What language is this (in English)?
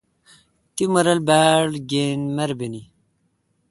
Kalkoti